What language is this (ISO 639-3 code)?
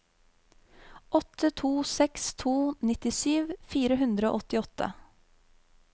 nor